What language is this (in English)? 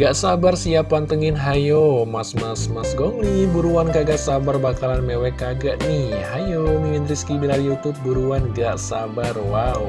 Indonesian